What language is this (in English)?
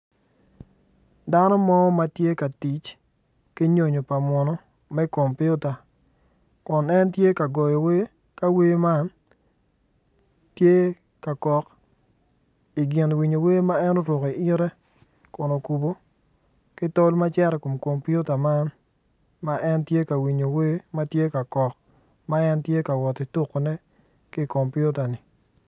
Acoli